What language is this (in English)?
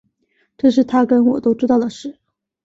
Chinese